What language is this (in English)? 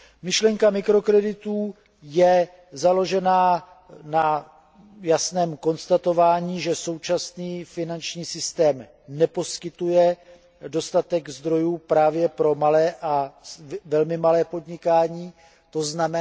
Czech